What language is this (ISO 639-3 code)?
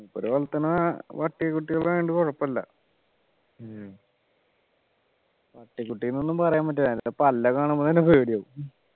mal